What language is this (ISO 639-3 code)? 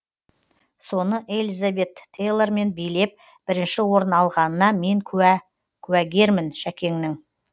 kaz